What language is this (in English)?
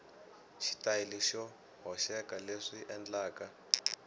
Tsonga